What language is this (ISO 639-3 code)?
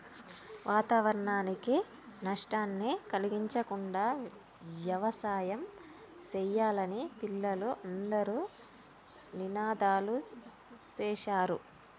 tel